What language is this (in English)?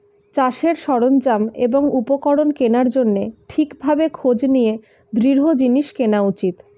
Bangla